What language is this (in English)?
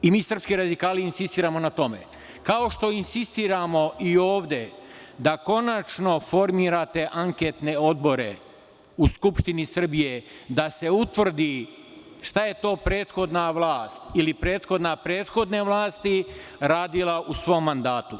Serbian